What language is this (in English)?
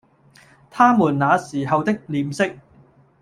Cantonese